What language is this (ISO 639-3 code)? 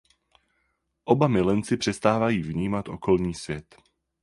ces